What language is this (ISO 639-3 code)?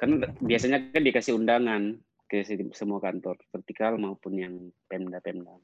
ind